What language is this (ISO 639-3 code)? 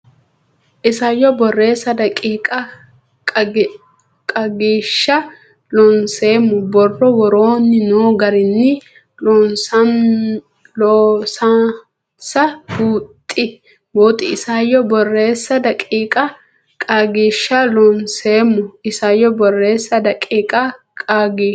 sid